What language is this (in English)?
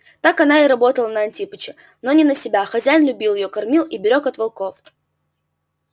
Russian